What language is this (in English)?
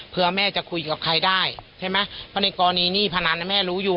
Thai